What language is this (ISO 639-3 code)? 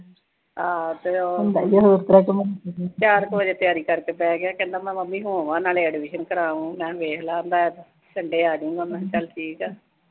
pan